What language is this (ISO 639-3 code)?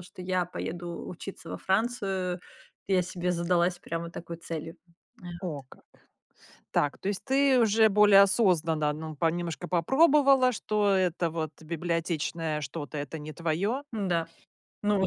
rus